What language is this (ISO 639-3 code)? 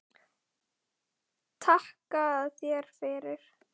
isl